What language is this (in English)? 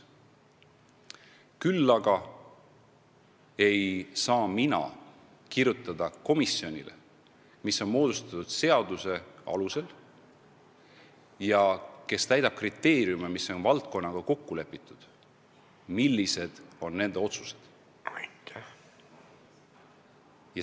Estonian